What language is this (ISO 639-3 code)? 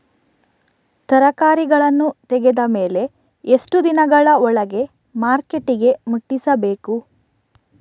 kan